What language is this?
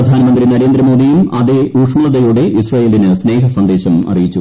Malayalam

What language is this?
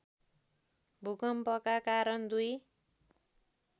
Nepali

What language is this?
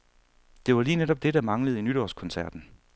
Danish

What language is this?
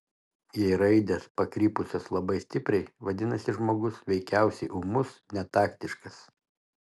Lithuanian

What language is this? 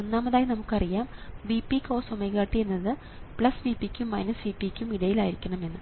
Malayalam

